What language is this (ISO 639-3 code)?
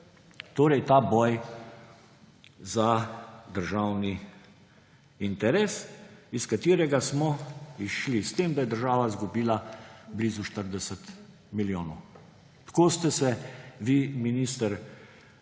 slv